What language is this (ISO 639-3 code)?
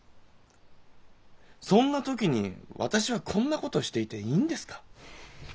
jpn